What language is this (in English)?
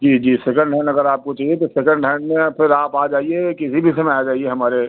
Hindi